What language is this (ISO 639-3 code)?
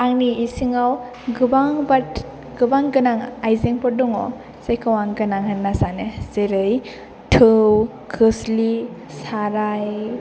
brx